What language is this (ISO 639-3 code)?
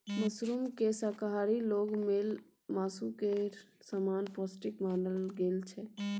mai